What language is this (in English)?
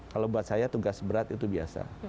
Indonesian